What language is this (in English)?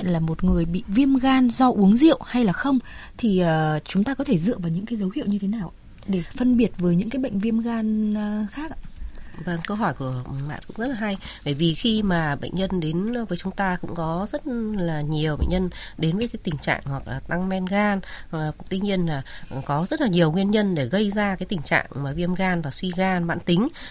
Vietnamese